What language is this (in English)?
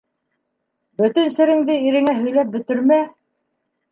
Bashkir